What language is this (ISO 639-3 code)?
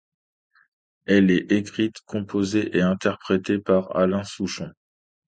fra